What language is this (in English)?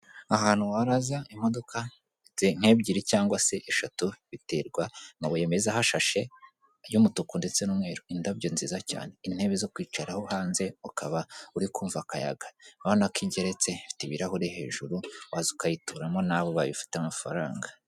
Kinyarwanda